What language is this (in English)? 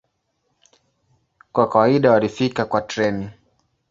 Swahili